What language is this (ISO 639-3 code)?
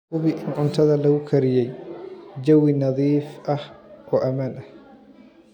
som